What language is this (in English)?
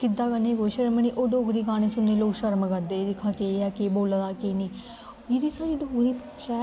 Dogri